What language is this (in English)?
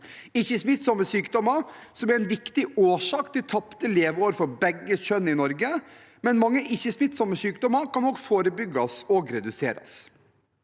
Norwegian